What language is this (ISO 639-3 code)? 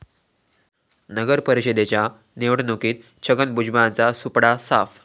mar